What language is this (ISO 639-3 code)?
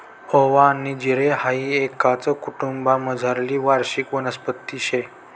mar